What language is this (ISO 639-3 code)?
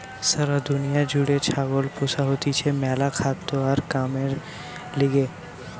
ben